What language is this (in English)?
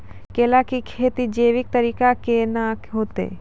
Maithili